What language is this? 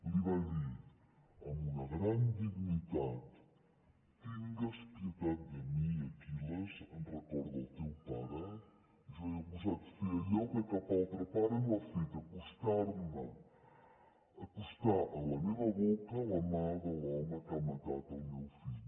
Catalan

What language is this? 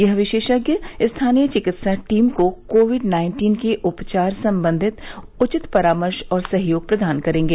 Hindi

